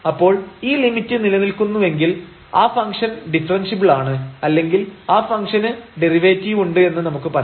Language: Malayalam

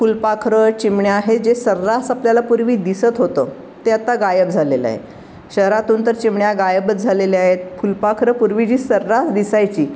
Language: Marathi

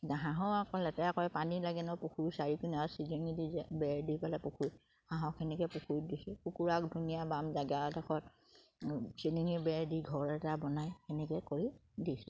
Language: Assamese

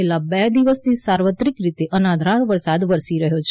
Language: Gujarati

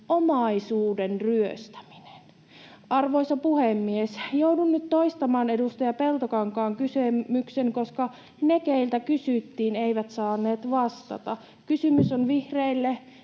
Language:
Finnish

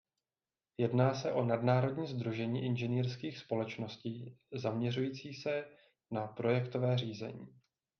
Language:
Czech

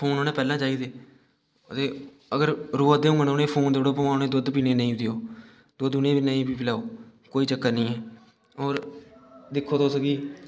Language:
Dogri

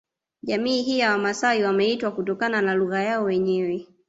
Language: Swahili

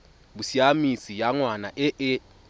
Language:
Tswana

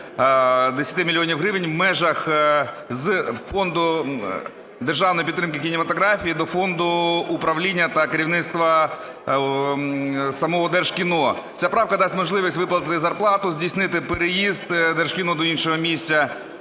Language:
Ukrainian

